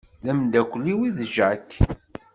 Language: Kabyle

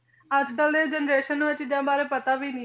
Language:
Punjabi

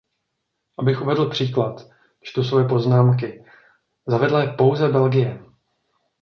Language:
Czech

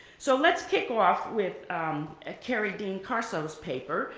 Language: English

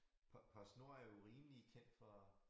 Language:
Danish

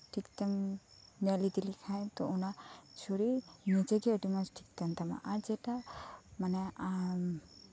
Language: Santali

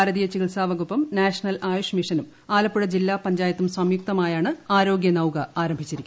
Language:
Malayalam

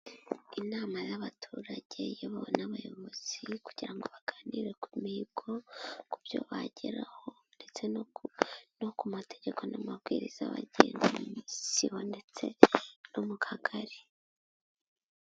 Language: Kinyarwanda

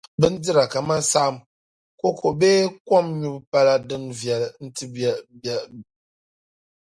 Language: Dagbani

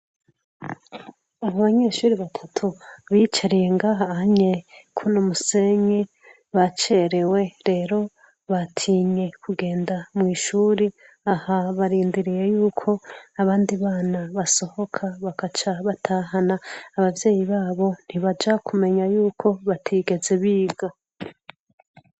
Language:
Rundi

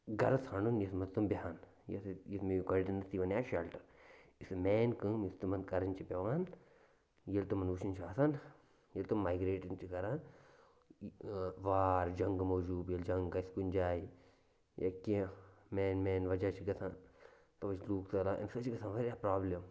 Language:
Kashmiri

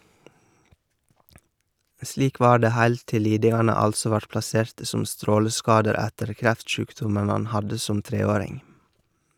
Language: Norwegian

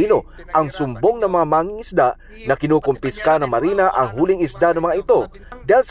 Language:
Filipino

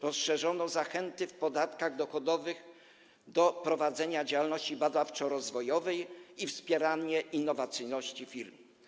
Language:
Polish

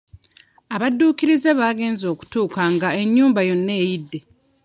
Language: Ganda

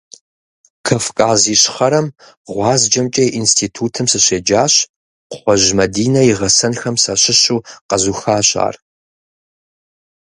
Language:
Kabardian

